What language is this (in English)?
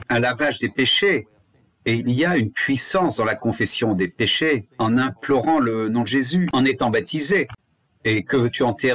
French